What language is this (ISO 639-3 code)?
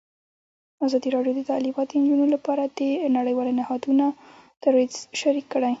pus